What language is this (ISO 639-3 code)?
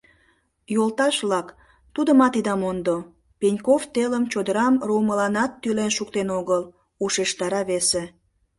chm